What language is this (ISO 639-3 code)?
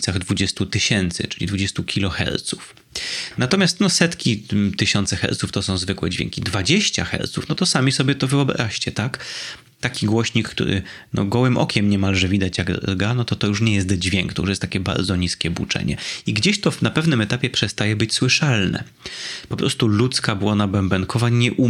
pol